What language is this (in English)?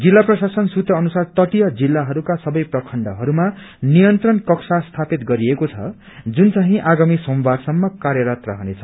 Nepali